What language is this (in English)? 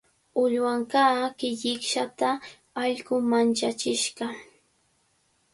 Cajatambo North Lima Quechua